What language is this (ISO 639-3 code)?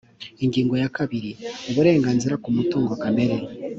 kin